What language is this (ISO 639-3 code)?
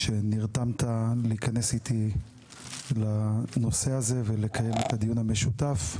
heb